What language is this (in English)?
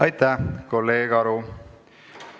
Estonian